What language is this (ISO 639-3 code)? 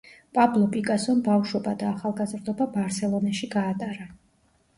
kat